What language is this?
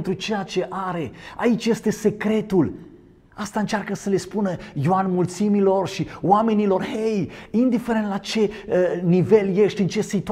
Romanian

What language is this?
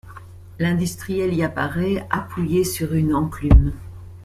French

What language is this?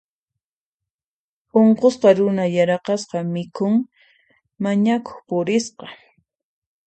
Puno Quechua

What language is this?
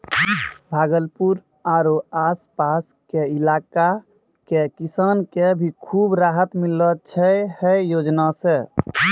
Maithili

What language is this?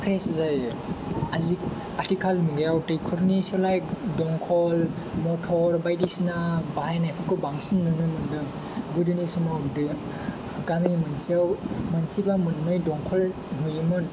Bodo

